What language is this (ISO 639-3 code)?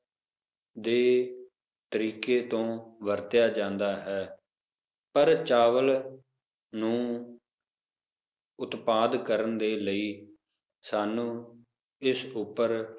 pan